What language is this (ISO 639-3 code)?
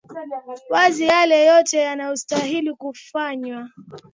swa